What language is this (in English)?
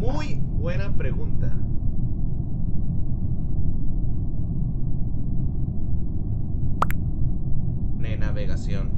Spanish